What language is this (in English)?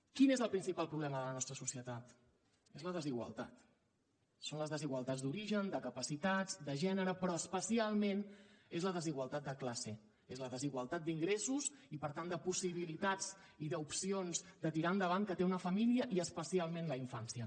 Catalan